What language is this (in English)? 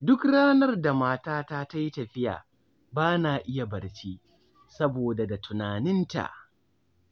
Hausa